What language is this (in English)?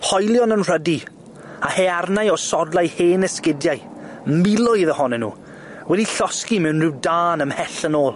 Welsh